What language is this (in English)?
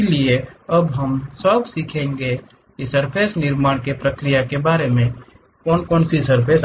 Hindi